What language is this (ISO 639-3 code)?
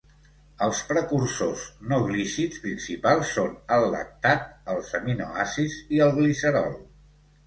cat